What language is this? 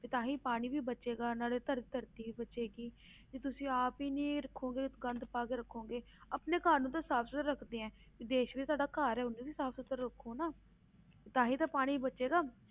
Punjabi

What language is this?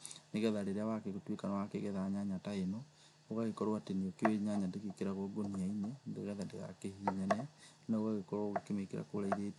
Kikuyu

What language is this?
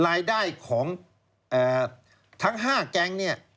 Thai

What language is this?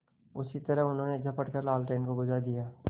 Hindi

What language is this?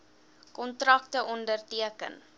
Afrikaans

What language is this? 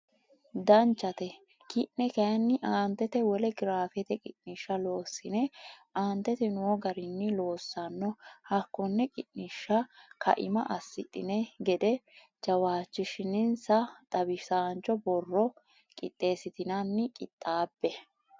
Sidamo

